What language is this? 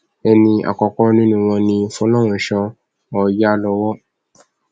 Yoruba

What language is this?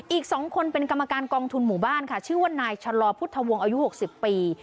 Thai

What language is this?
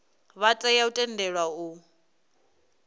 Venda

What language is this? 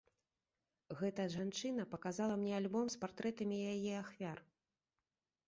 Belarusian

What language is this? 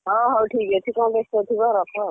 Odia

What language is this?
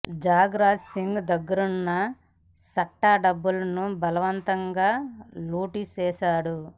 Telugu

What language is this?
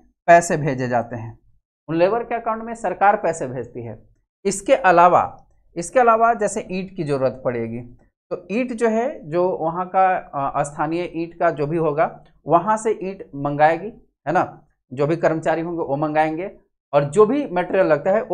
Hindi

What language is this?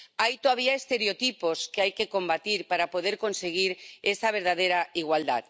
Spanish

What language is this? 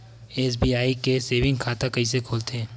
Chhattisgarhi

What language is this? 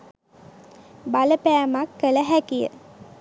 Sinhala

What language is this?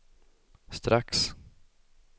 Swedish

